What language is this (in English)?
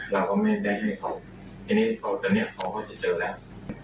Thai